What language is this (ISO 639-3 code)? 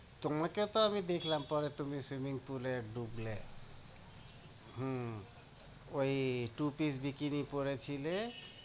ben